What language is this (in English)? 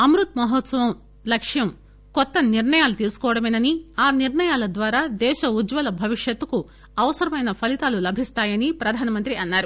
Telugu